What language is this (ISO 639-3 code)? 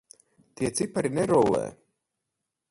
lav